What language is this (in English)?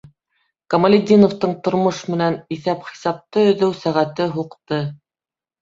Bashkir